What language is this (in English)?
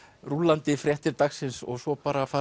Icelandic